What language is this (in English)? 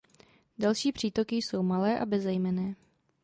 Czech